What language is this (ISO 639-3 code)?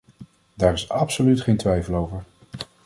nld